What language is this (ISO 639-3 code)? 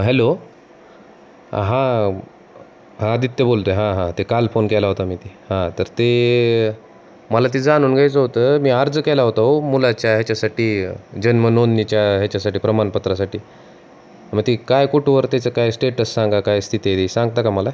mar